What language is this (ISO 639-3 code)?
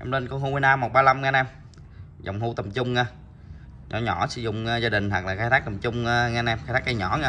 vie